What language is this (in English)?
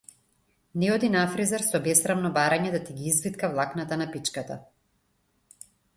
Macedonian